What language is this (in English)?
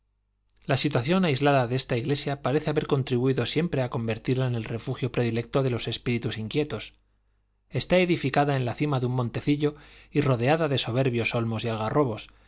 Spanish